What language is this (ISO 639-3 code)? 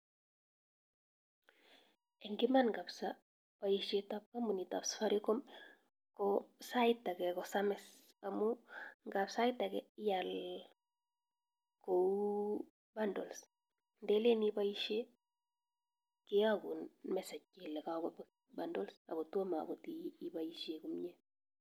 kln